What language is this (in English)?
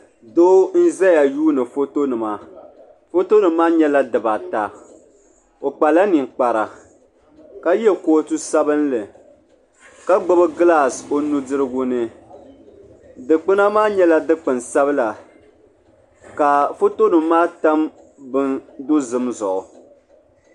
Dagbani